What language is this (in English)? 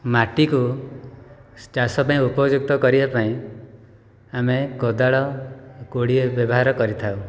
Odia